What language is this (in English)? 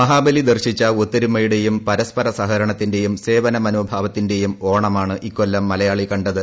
Malayalam